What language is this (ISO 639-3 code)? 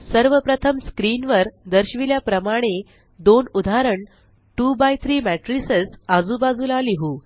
mar